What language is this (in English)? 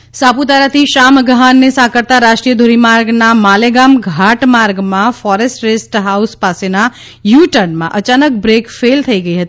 Gujarati